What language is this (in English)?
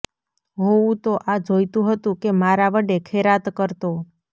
Gujarati